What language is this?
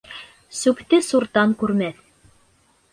Bashkir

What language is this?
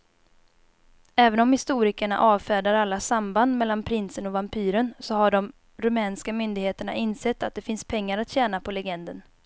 Swedish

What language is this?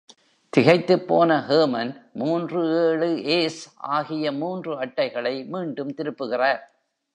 Tamil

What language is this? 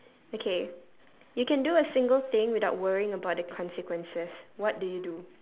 English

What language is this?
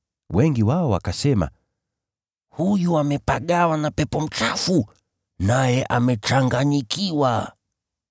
Swahili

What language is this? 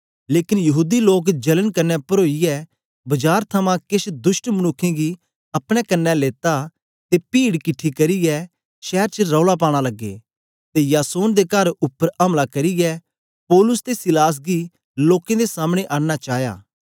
Dogri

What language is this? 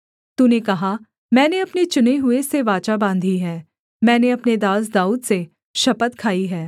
Hindi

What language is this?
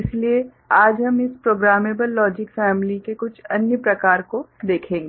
Hindi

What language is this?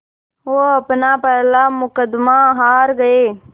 Hindi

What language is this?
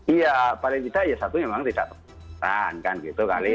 Indonesian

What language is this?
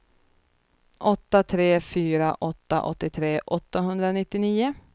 Swedish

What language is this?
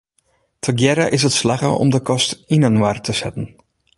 Western Frisian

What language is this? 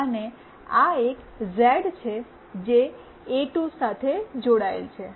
Gujarati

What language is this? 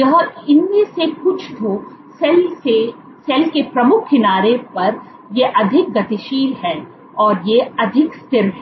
Hindi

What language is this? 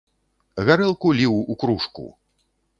Belarusian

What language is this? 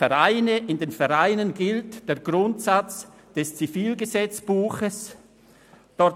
Swiss German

